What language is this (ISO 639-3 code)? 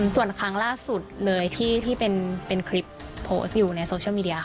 tha